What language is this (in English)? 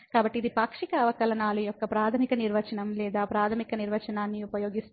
Telugu